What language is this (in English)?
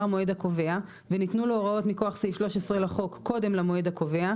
Hebrew